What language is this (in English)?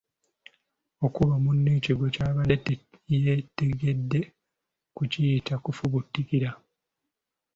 Ganda